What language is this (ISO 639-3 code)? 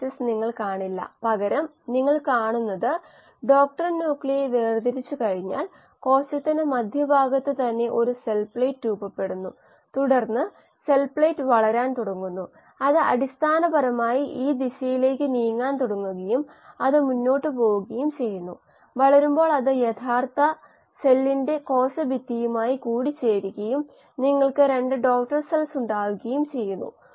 mal